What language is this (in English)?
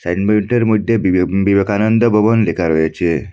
Bangla